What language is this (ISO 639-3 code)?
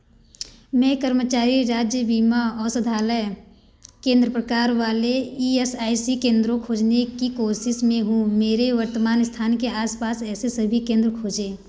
hin